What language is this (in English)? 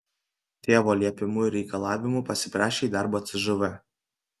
Lithuanian